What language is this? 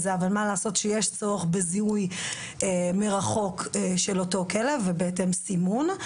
Hebrew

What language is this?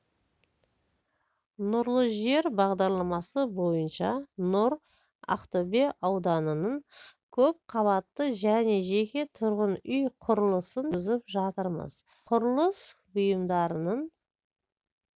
Kazakh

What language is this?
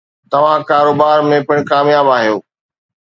Sindhi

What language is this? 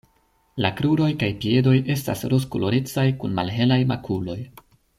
Esperanto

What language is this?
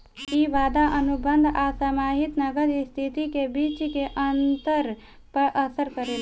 Bhojpuri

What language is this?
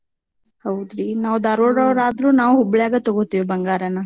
Kannada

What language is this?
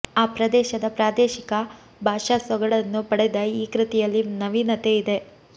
Kannada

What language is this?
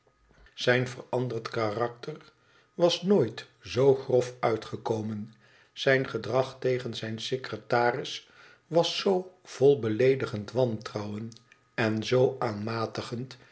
Dutch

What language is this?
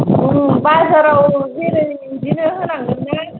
Bodo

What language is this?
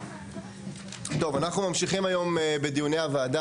Hebrew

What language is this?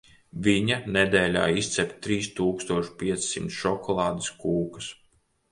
Latvian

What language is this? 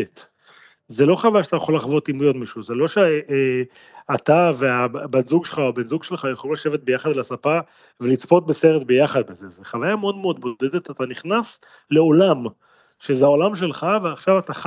Hebrew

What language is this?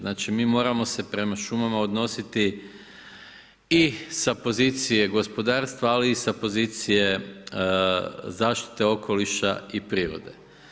Croatian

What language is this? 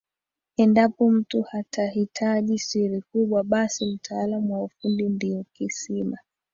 Swahili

